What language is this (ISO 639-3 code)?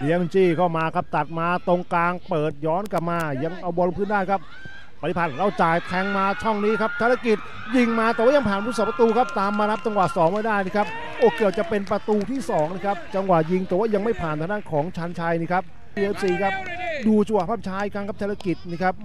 tha